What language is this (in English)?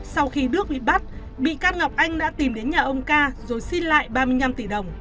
Vietnamese